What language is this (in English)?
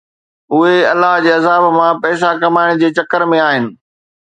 Sindhi